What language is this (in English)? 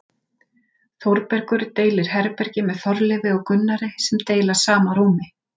Icelandic